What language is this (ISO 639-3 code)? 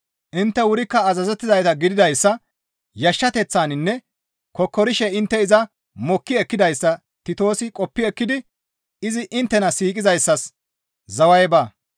gmv